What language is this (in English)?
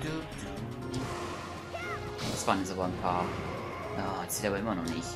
German